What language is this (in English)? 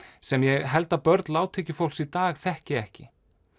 Icelandic